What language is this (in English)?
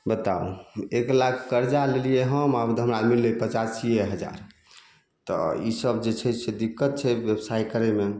Maithili